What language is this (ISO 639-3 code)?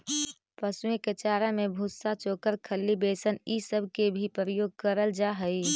mag